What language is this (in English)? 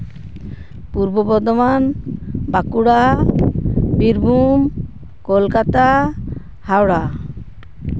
Santali